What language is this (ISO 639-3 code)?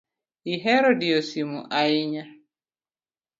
luo